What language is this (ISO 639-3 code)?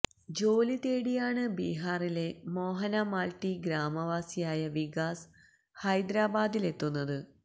mal